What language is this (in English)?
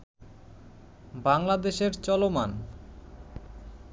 Bangla